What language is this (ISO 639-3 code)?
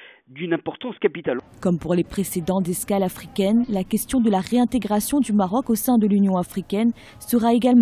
fra